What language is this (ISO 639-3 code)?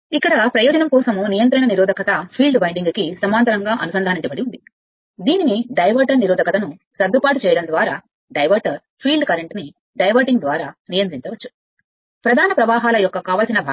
tel